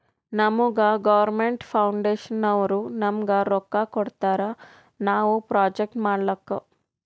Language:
Kannada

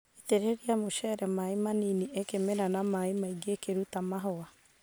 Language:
Kikuyu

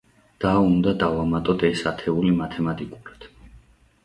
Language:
Georgian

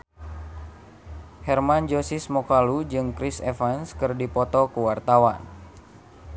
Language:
Sundanese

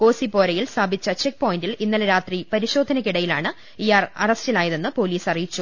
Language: Malayalam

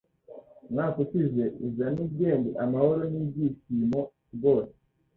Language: Kinyarwanda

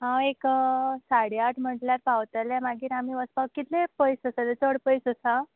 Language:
Konkani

